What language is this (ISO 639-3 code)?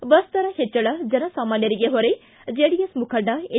kan